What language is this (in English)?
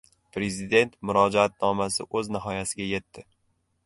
Uzbek